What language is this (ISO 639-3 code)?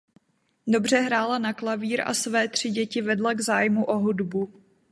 ces